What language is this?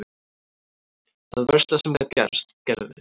Icelandic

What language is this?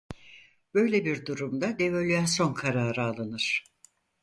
Turkish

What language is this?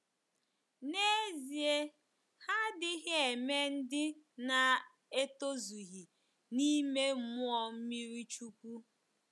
Igbo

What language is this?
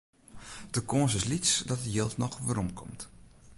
Western Frisian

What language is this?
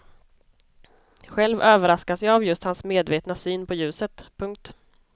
Swedish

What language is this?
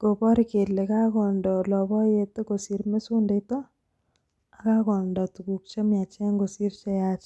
Kalenjin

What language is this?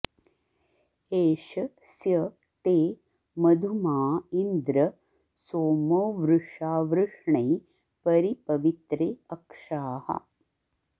Sanskrit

